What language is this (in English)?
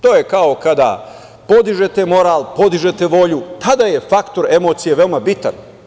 Serbian